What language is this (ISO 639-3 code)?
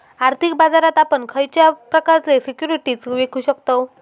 mar